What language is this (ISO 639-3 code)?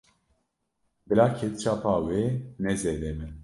kur